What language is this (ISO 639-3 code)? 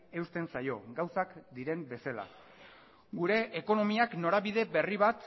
eus